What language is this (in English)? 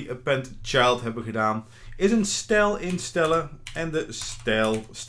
Dutch